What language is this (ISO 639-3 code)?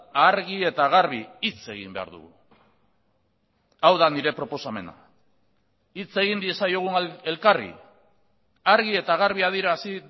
eus